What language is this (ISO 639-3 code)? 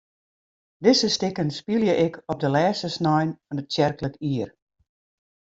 fry